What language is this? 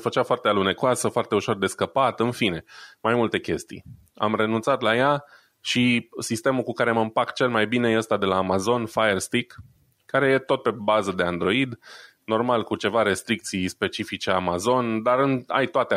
Romanian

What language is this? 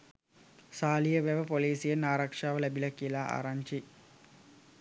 Sinhala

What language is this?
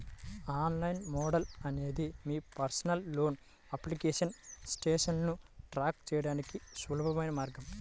Telugu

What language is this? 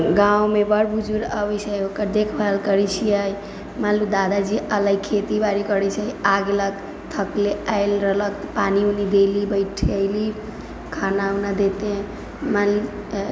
Maithili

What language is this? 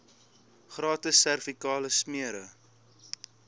Afrikaans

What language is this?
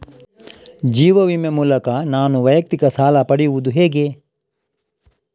Kannada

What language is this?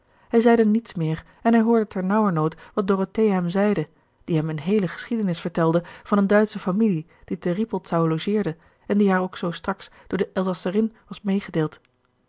Dutch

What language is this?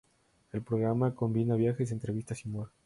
Spanish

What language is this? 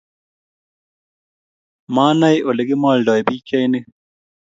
Kalenjin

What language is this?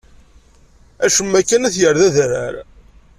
Kabyle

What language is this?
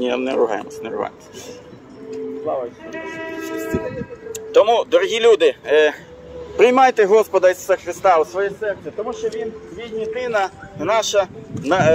Ukrainian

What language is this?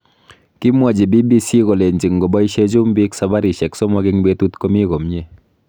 Kalenjin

